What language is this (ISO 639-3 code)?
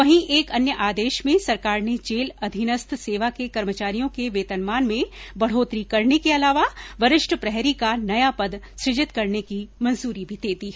hin